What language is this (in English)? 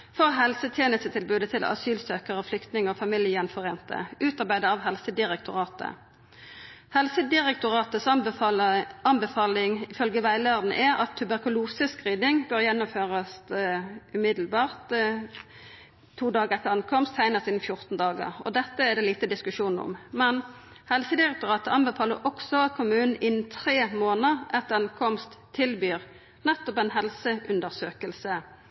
Norwegian Nynorsk